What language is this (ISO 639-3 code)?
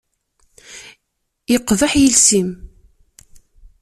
kab